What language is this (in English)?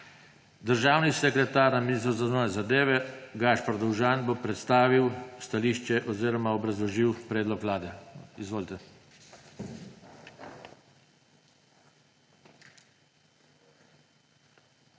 Slovenian